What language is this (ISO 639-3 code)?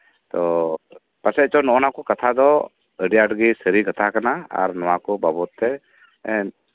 sat